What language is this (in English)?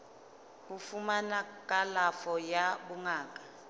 Southern Sotho